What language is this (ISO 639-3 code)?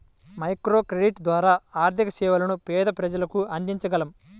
tel